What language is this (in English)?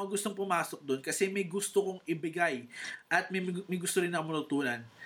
Filipino